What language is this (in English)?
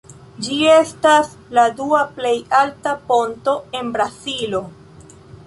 Esperanto